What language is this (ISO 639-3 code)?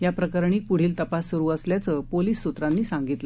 mar